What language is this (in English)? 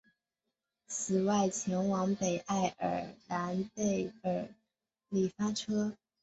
Chinese